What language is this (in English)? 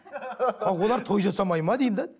Kazakh